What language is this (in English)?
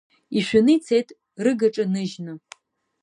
Abkhazian